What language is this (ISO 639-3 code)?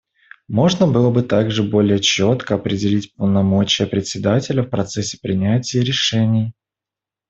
rus